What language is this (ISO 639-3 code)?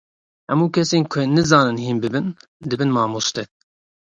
kur